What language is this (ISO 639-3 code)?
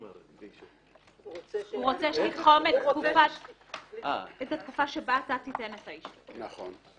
heb